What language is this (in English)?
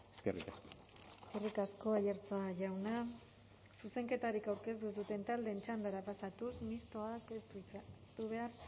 Basque